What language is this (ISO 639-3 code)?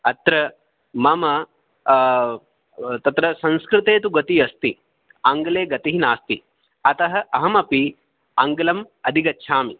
san